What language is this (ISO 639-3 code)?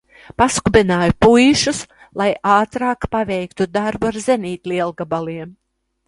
lav